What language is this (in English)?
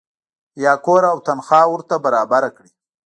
Pashto